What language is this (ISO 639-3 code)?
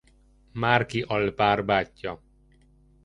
hun